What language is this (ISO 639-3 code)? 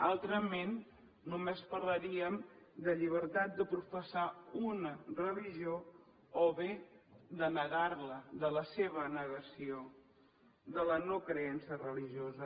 cat